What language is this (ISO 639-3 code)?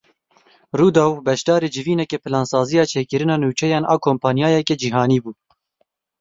kur